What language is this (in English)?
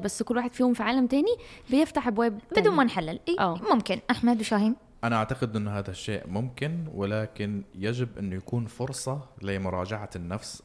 Arabic